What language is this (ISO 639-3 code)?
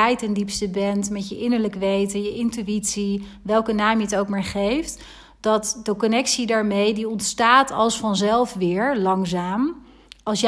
nld